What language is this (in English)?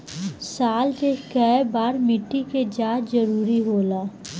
Bhojpuri